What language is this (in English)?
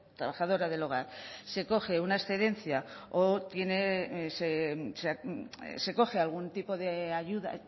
Spanish